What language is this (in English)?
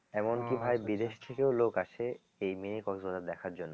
Bangla